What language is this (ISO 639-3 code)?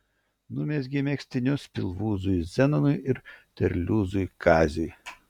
lit